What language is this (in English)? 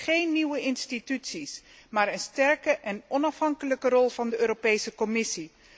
Dutch